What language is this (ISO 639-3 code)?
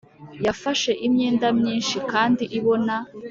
kin